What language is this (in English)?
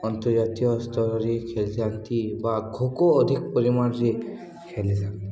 Odia